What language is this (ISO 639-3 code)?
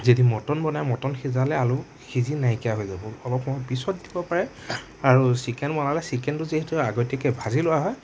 asm